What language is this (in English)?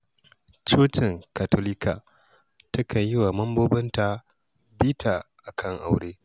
Hausa